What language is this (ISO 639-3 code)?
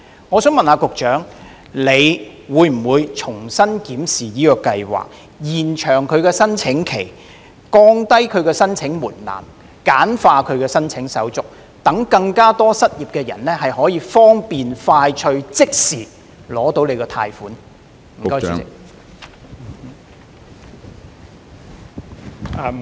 yue